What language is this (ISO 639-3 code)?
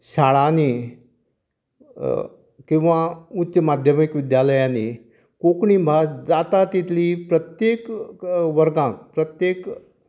kok